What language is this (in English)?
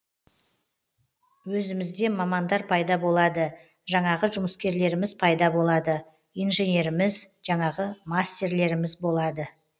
Kazakh